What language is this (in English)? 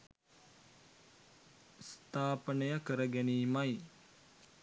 Sinhala